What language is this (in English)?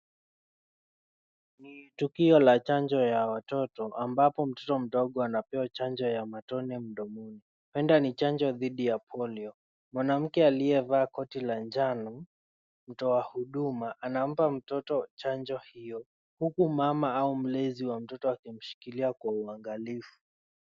Swahili